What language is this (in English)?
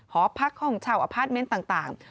Thai